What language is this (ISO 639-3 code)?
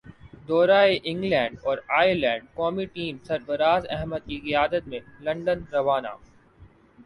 urd